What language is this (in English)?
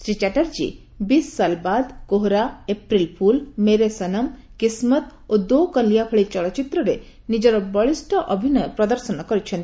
Odia